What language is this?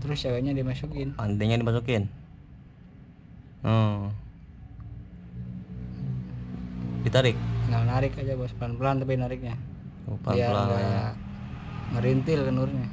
Indonesian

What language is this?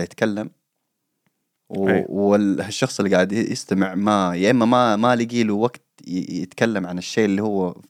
Arabic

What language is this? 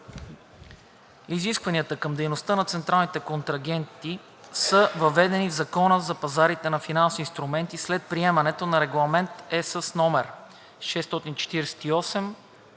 Bulgarian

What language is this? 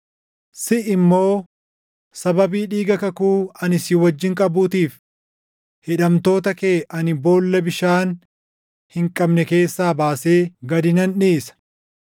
Oromo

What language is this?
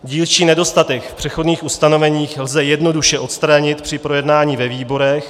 Czech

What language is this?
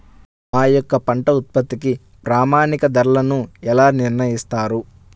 Telugu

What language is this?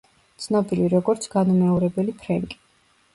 Georgian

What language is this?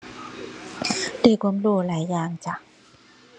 Thai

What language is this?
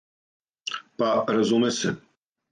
Serbian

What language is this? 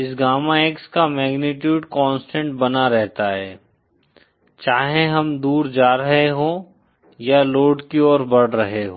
Hindi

